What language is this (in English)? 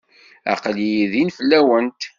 Kabyle